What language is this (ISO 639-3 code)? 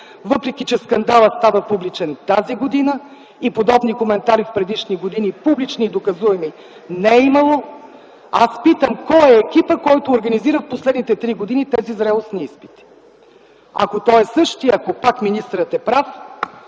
bul